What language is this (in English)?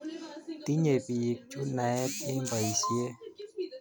Kalenjin